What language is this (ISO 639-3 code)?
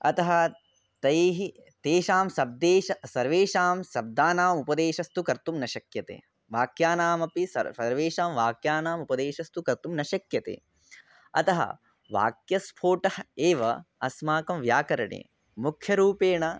san